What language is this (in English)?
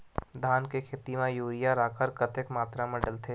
Chhattisgarhi